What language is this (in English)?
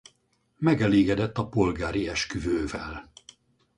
Hungarian